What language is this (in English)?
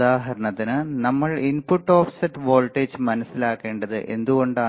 Malayalam